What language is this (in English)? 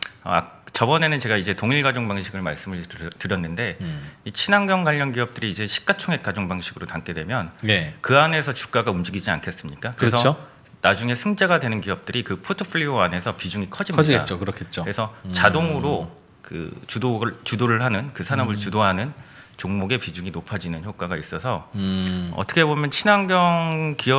Korean